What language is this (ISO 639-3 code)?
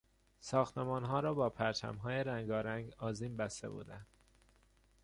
fas